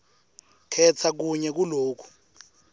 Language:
Swati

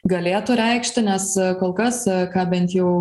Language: Lithuanian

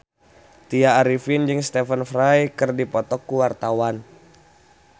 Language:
Sundanese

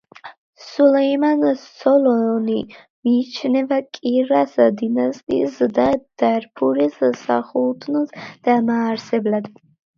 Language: Georgian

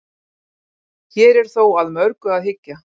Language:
Icelandic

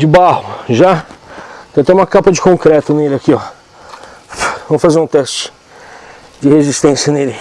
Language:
Portuguese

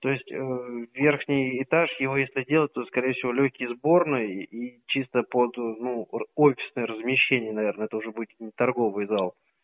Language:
Russian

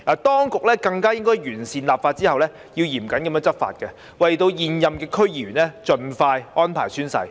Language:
Cantonese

